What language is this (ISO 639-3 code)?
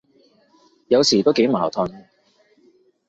yue